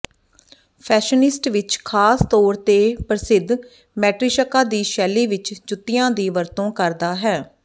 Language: Punjabi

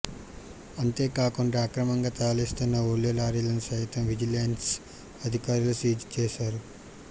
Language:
Telugu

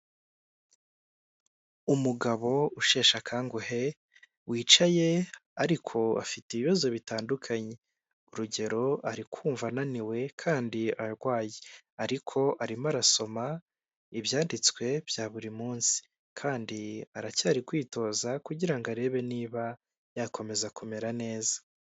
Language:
Kinyarwanda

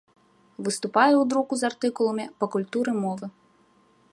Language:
Belarusian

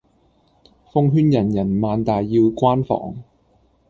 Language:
Cantonese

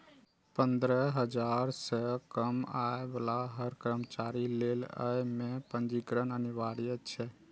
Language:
Maithili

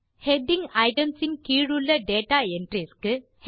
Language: Tamil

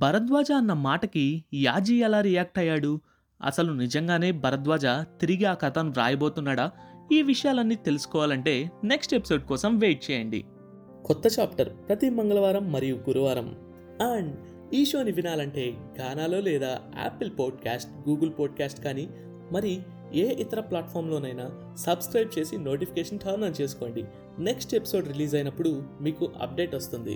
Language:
Telugu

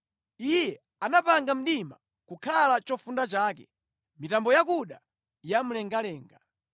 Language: Nyanja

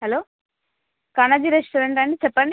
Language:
Telugu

